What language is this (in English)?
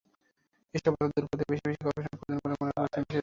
Bangla